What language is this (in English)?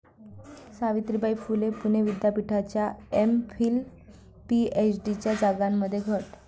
Marathi